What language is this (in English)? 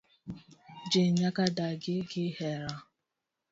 Luo (Kenya and Tanzania)